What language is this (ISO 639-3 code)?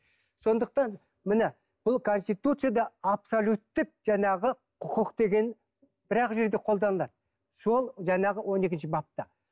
kaz